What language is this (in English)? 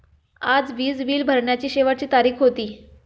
Marathi